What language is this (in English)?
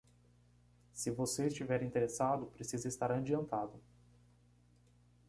Portuguese